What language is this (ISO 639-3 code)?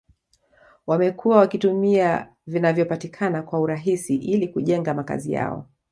swa